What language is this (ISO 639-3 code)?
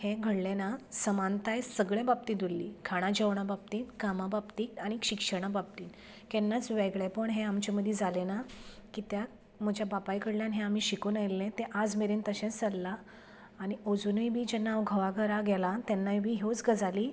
kok